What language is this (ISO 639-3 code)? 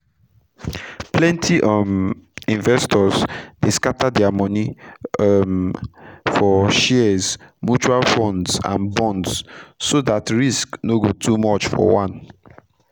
pcm